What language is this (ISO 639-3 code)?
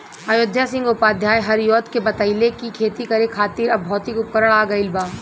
bho